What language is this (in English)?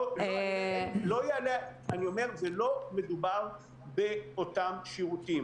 Hebrew